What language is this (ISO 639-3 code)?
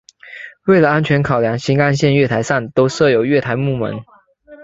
zho